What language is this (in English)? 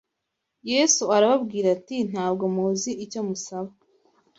Kinyarwanda